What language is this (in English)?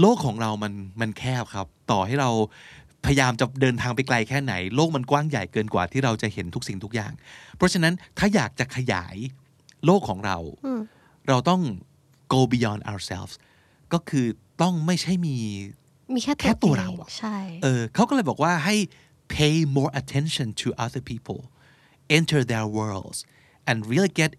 Thai